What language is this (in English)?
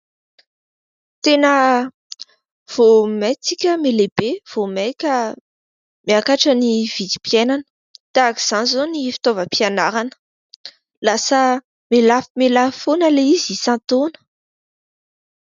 Malagasy